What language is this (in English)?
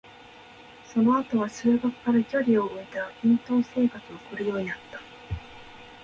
Japanese